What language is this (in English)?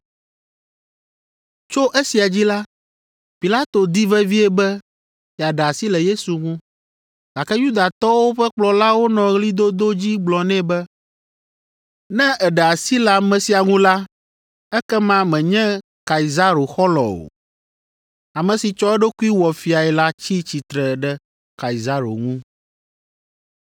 Ewe